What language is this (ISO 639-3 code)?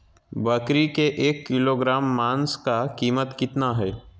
mag